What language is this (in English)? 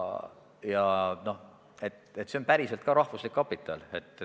Estonian